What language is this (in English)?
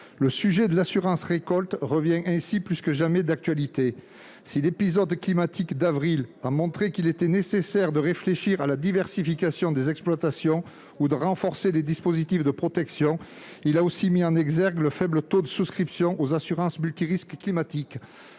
French